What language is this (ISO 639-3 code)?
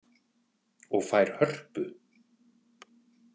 isl